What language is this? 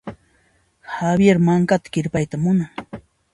Puno Quechua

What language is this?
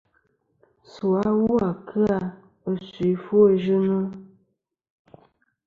Kom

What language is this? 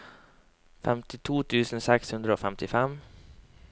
Norwegian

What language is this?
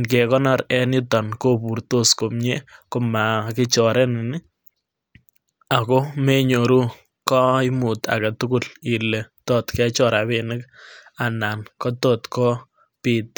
Kalenjin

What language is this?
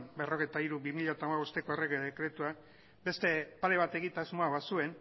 Basque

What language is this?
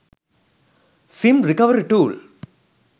Sinhala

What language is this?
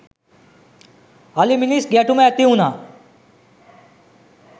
Sinhala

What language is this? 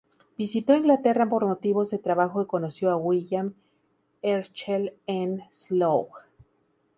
Spanish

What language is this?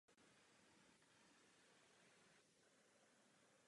Czech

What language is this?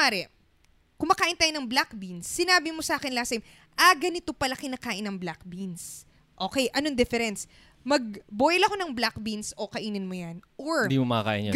Filipino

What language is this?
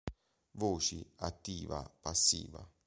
Italian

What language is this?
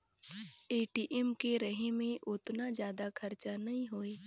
Chhattisgarhi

